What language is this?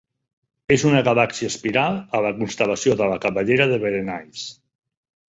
Catalan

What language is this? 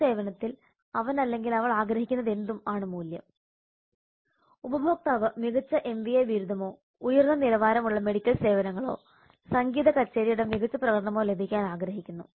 Malayalam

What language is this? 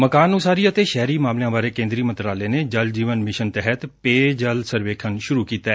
Punjabi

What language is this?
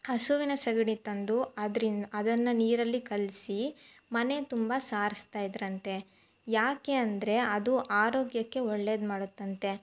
Kannada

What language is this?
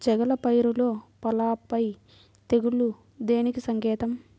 Telugu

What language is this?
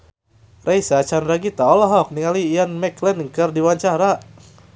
Sundanese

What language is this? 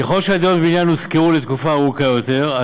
Hebrew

